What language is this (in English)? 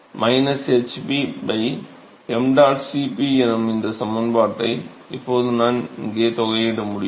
Tamil